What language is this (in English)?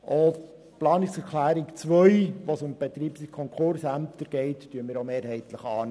Swiss German